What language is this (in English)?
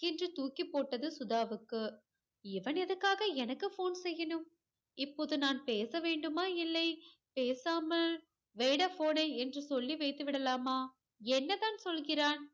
Tamil